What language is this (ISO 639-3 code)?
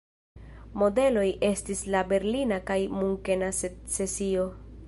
epo